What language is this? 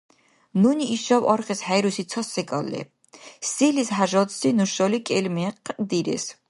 Dargwa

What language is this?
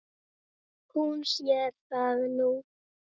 Icelandic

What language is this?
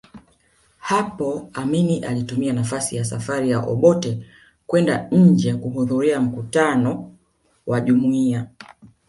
Swahili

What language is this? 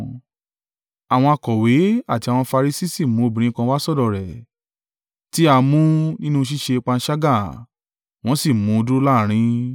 Yoruba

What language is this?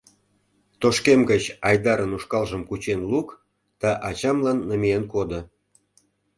Mari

